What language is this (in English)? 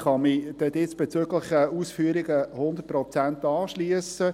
Swiss German